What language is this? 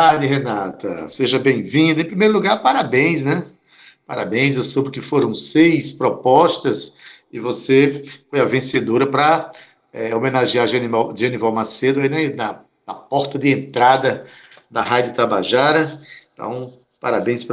Portuguese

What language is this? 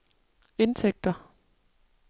Danish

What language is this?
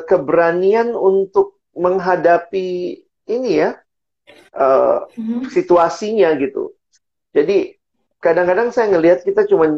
Indonesian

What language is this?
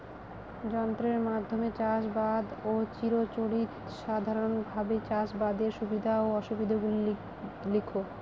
Bangla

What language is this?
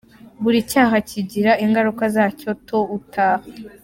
Kinyarwanda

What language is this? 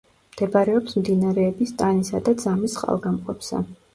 Georgian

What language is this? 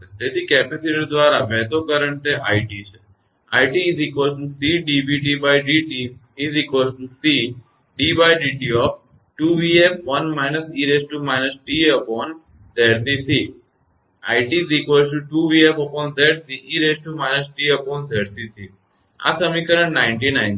Gujarati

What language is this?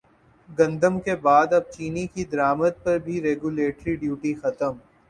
Urdu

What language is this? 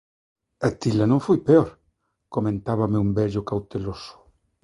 Galician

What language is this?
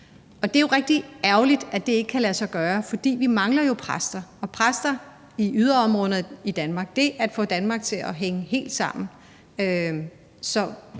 Danish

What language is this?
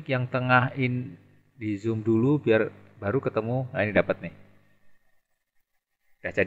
Indonesian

